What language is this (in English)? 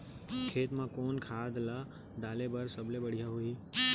Chhattisgarhi